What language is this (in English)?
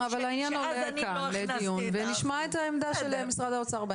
Hebrew